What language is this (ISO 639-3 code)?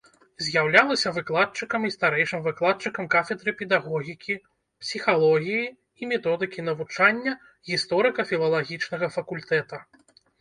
bel